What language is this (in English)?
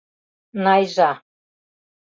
Mari